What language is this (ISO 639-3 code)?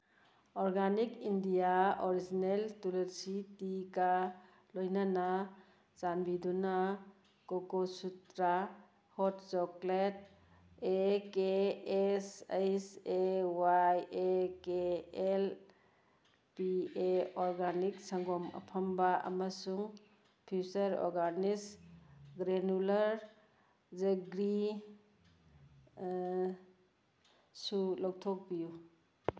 mni